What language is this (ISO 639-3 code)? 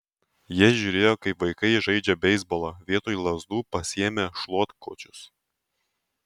lit